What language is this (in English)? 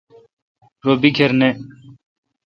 Kalkoti